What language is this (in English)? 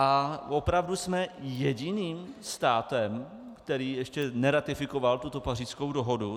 Czech